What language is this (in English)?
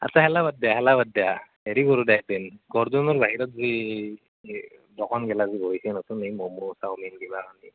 Assamese